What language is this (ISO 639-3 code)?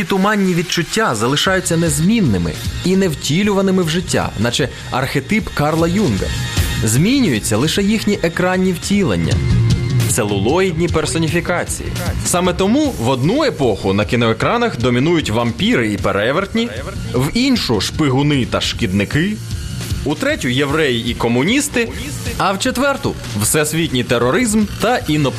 ukr